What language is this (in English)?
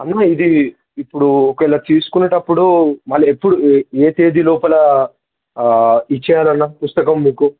Telugu